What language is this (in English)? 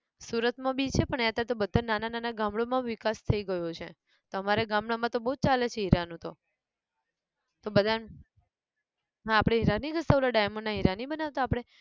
Gujarati